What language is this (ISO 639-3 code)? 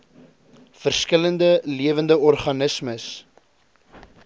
afr